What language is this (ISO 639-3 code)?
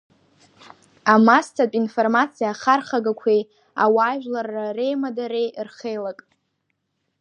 abk